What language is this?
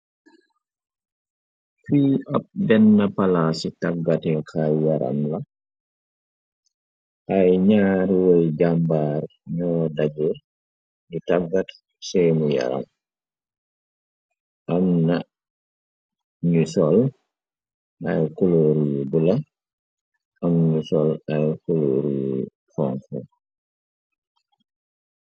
Wolof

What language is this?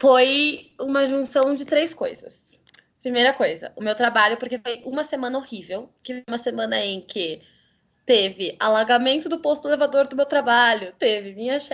Portuguese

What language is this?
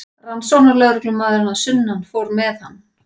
Icelandic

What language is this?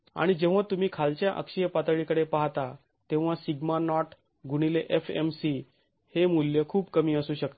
Marathi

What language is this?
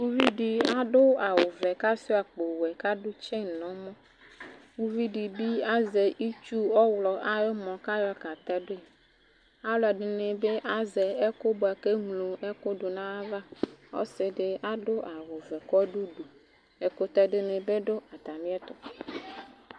Ikposo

